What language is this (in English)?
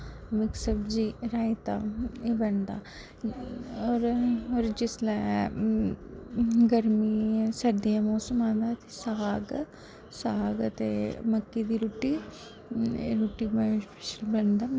Dogri